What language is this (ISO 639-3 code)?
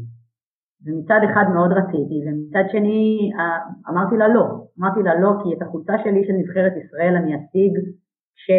heb